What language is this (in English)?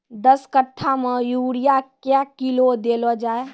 Maithili